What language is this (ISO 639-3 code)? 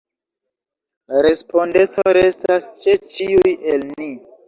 epo